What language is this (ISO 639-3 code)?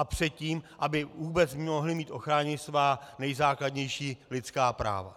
ces